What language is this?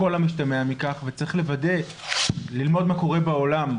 Hebrew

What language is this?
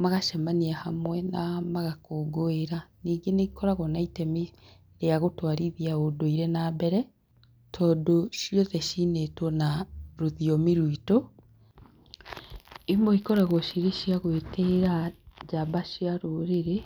Kikuyu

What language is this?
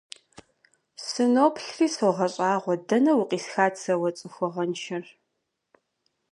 Kabardian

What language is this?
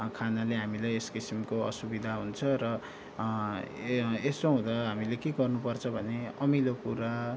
Nepali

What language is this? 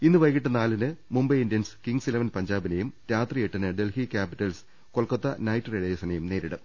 Malayalam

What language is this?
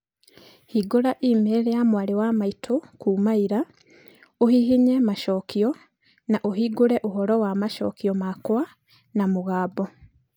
Kikuyu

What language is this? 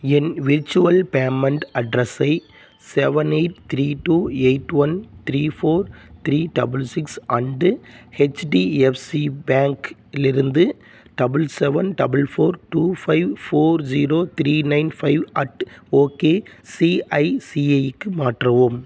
Tamil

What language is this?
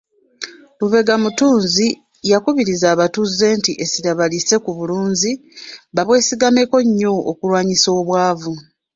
Ganda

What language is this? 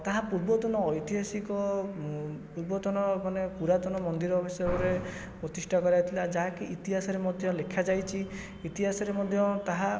Odia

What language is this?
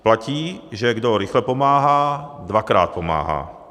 Czech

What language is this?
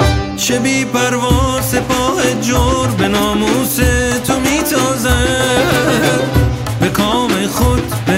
Persian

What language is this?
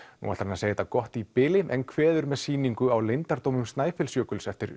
Icelandic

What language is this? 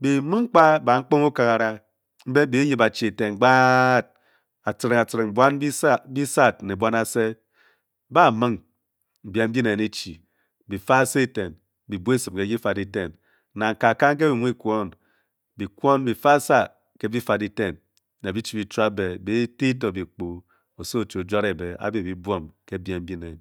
Bokyi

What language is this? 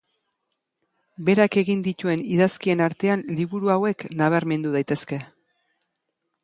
Basque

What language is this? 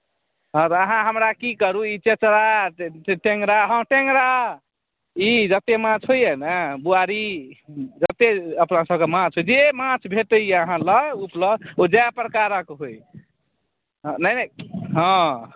Maithili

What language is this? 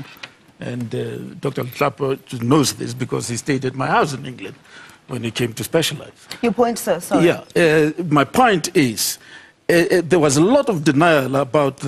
English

